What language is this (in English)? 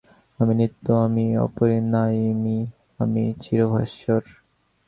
Bangla